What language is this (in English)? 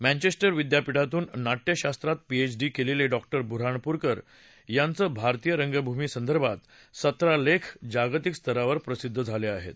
Marathi